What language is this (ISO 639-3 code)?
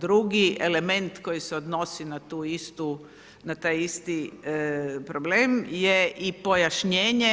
hrv